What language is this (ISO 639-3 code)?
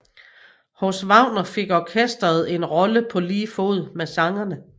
dan